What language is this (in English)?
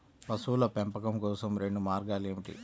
Telugu